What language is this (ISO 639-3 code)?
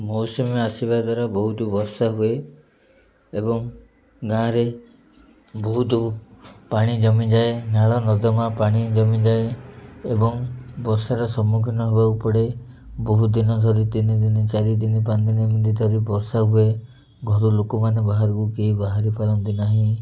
ori